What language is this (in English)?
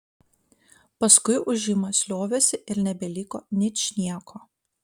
Lithuanian